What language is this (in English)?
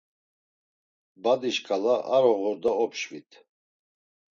Laz